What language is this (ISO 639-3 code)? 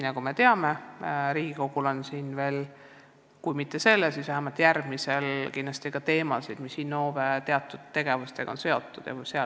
est